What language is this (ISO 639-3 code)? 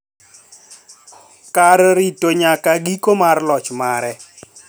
luo